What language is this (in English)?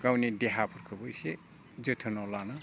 Bodo